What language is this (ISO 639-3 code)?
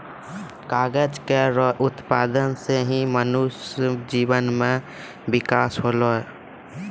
mai